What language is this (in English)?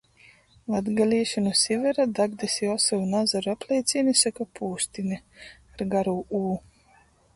Latgalian